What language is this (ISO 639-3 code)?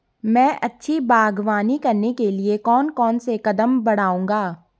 hin